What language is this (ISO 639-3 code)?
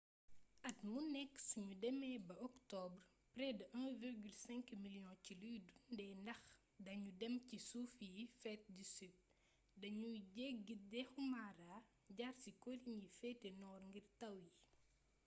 wol